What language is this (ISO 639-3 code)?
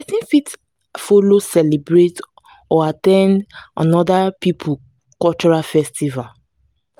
pcm